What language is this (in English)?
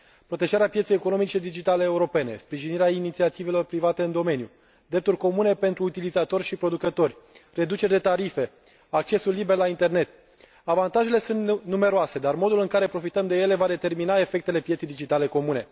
Romanian